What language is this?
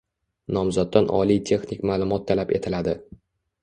Uzbek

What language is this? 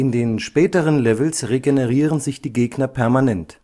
German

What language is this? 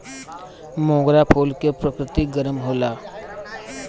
Bhojpuri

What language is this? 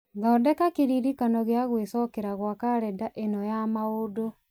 Kikuyu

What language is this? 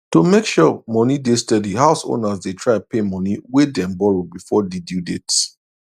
Nigerian Pidgin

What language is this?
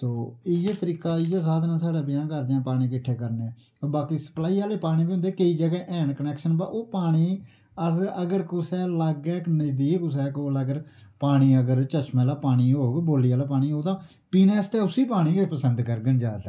Dogri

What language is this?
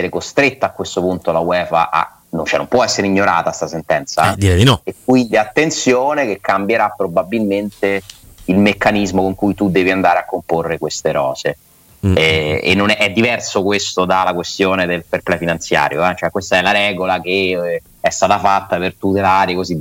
Italian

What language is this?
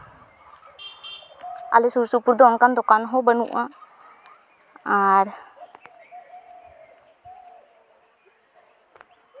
Santali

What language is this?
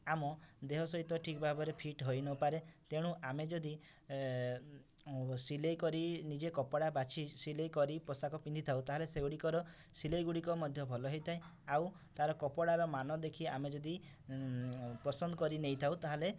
Odia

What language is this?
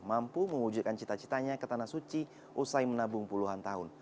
Indonesian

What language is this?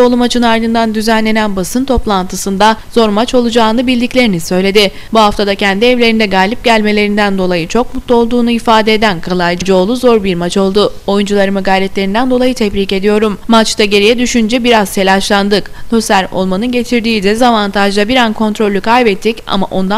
Turkish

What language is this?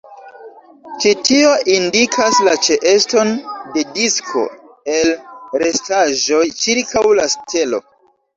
Esperanto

